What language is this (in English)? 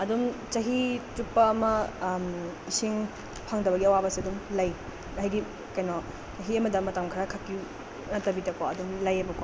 Manipuri